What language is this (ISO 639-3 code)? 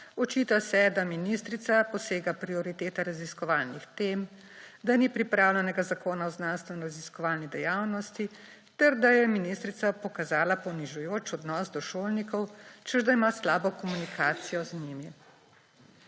slv